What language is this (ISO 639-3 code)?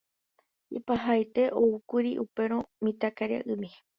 grn